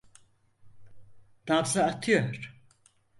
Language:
Turkish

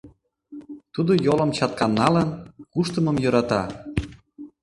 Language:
Mari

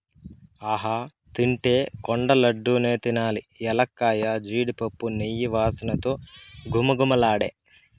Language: Telugu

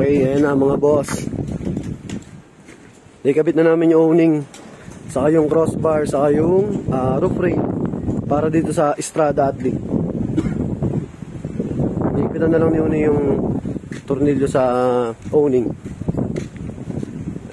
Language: Filipino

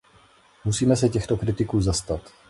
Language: Czech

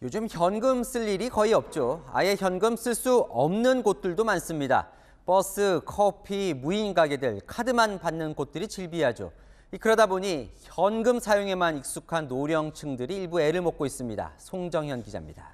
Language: Korean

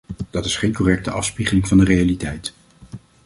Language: Dutch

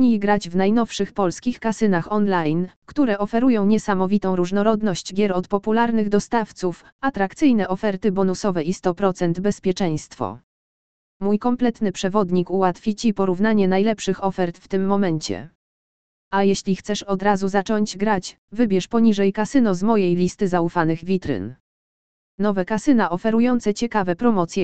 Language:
Polish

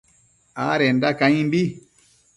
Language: Matsés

